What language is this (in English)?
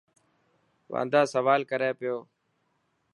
Dhatki